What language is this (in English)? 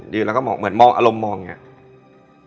Thai